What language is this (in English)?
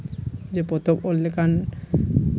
Santali